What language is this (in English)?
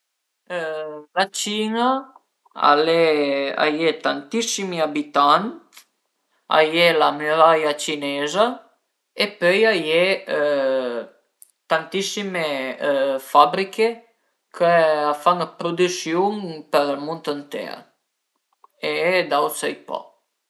Piedmontese